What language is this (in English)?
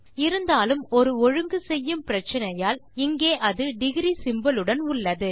Tamil